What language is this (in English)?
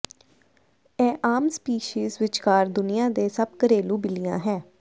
Punjabi